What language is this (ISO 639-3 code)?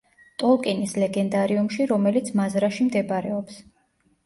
kat